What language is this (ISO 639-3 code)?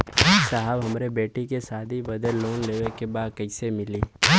bho